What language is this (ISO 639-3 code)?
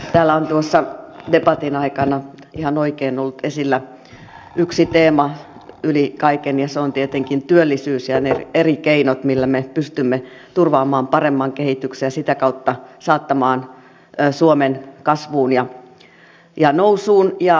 fin